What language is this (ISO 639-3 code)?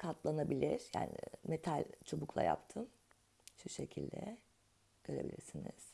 tur